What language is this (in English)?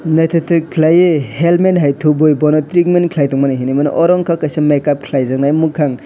Kok Borok